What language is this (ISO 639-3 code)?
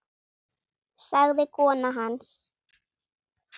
isl